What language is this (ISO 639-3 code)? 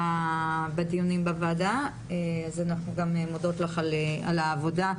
heb